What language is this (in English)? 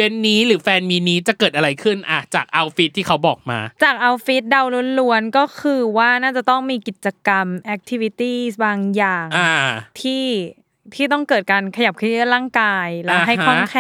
Thai